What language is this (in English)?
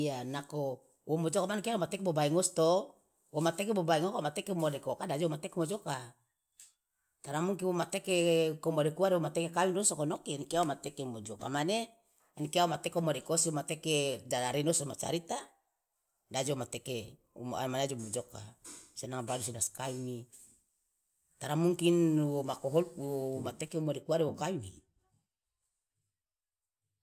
Loloda